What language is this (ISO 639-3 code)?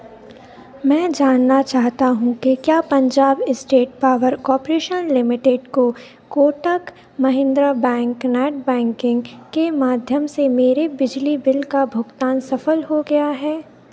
hin